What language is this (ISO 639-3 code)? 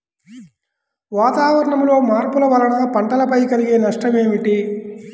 tel